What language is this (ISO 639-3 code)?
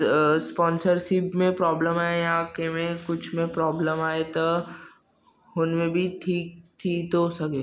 snd